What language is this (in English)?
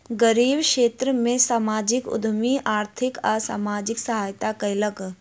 Maithili